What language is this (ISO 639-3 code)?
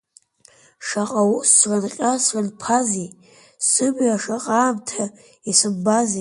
abk